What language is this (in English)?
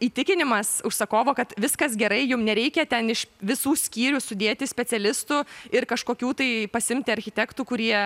Lithuanian